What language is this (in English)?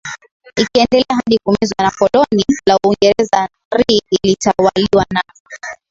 Swahili